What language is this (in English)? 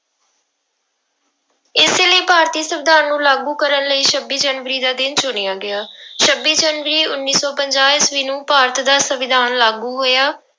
Punjabi